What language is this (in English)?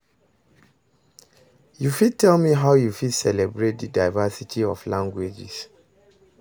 Nigerian Pidgin